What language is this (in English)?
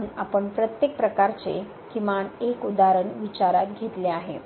Marathi